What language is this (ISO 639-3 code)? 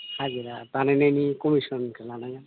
brx